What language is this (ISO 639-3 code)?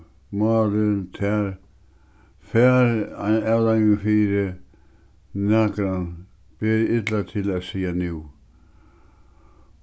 fao